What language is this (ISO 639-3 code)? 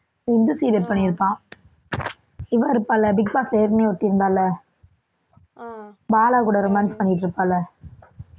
tam